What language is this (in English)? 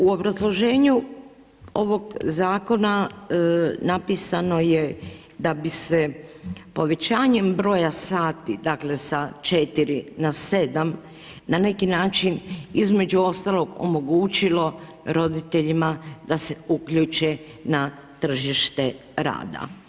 Croatian